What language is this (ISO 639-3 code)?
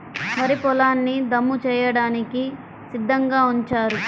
tel